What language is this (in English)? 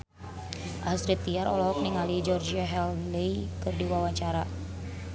Sundanese